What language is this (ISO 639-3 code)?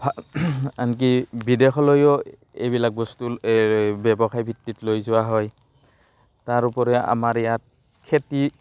asm